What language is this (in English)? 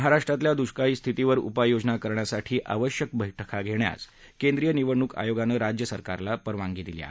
Marathi